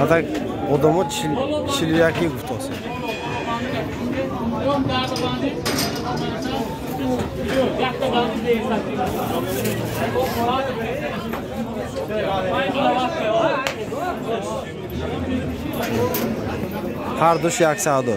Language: Turkish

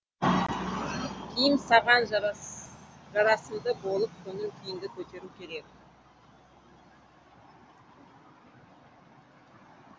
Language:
Kazakh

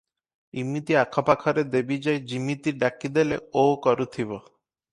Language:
Odia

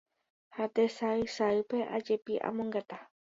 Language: Guarani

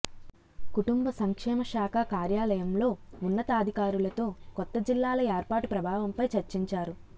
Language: Telugu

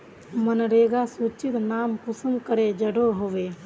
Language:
Magahi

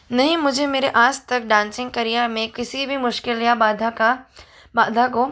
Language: Hindi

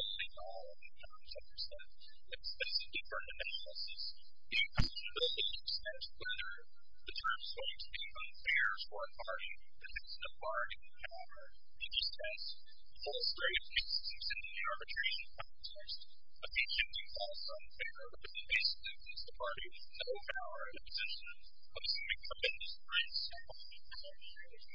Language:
English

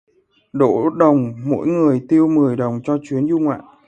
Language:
Vietnamese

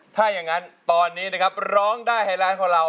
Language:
Thai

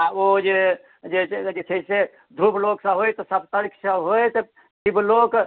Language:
Maithili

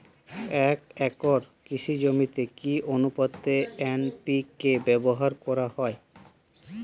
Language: Bangla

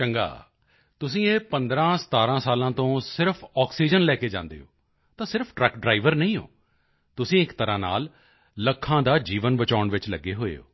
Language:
Punjabi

